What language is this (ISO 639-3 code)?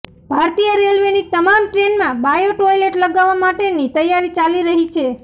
guj